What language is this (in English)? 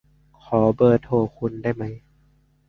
Thai